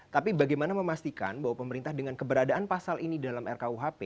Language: Indonesian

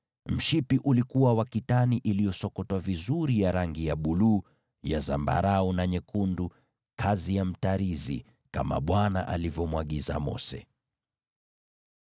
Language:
Swahili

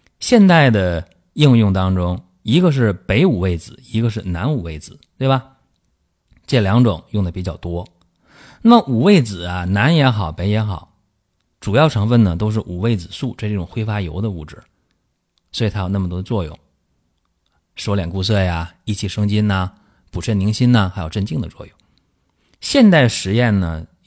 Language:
Chinese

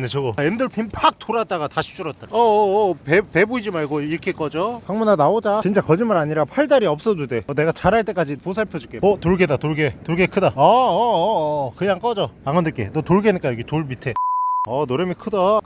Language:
Korean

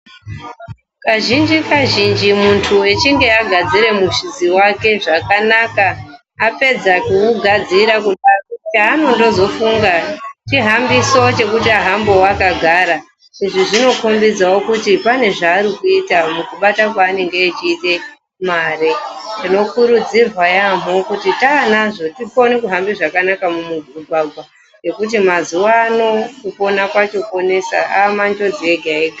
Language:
Ndau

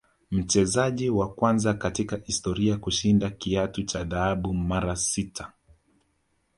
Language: Swahili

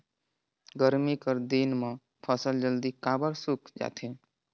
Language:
Chhattisgarhi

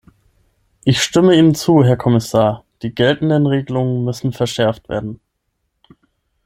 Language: German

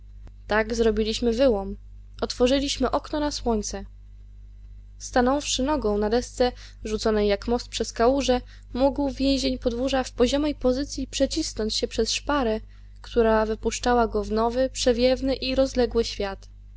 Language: Polish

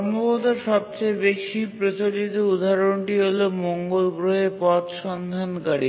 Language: Bangla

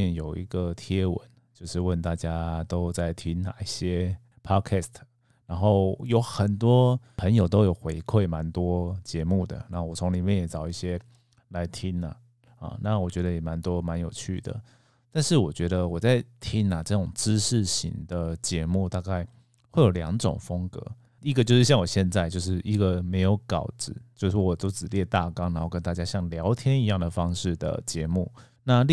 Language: Chinese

